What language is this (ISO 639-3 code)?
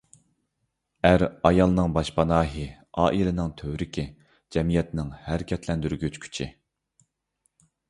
uig